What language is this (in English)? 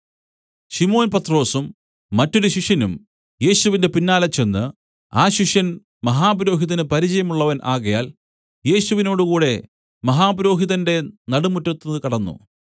Malayalam